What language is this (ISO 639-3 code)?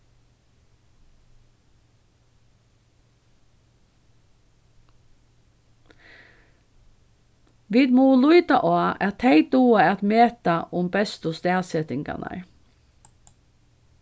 fao